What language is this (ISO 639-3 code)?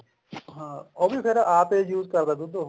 pan